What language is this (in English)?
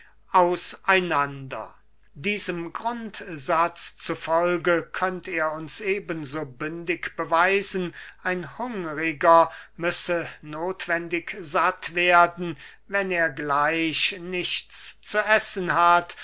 German